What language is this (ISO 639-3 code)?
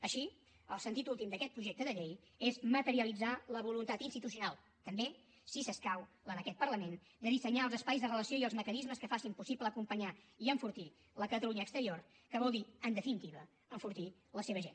cat